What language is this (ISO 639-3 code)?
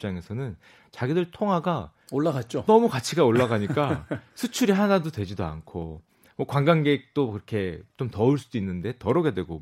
kor